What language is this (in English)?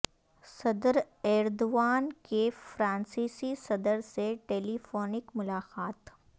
Urdu